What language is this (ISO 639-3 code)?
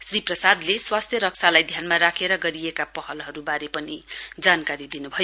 nep